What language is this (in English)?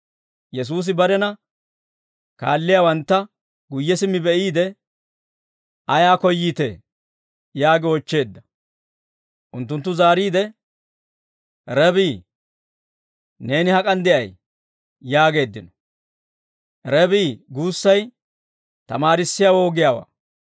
Dawro